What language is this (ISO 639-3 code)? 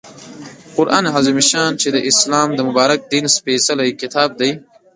pus